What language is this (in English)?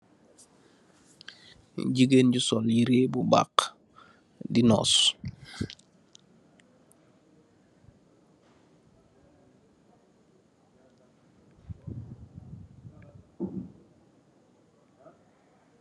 Wolof